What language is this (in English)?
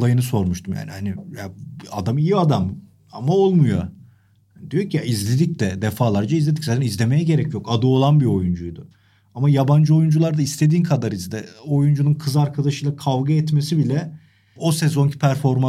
Turkish